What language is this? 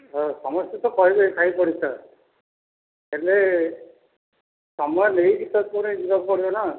Odia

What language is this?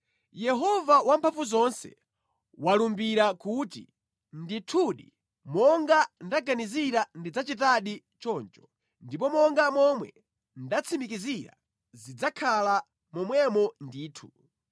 Nyanja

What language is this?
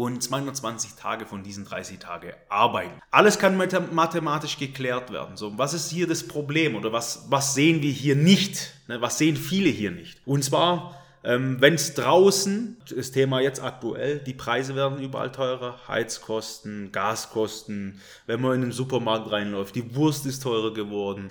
German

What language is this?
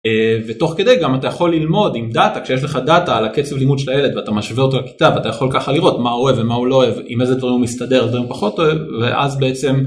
Hebrew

